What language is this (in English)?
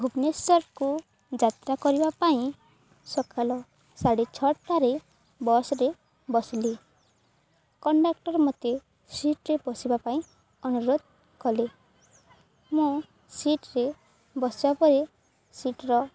Odia